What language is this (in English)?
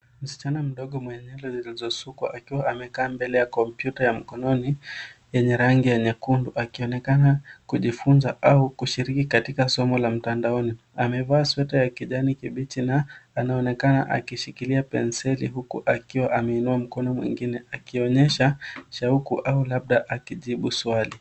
Swahili